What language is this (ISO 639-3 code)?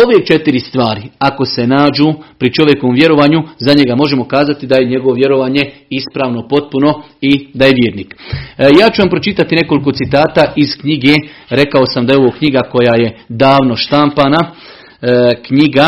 hrv